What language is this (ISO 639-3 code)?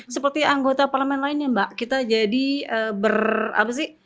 ind